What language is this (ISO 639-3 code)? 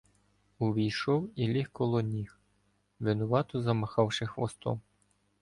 ukr